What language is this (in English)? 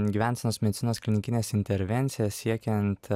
Lithuanian